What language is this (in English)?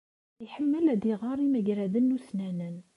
Kabyle